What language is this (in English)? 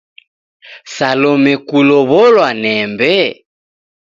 Taita